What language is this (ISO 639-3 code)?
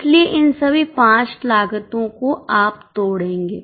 hin